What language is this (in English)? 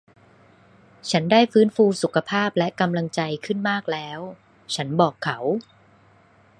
Thai